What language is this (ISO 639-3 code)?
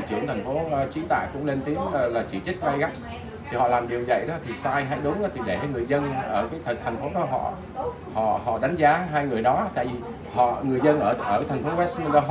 vie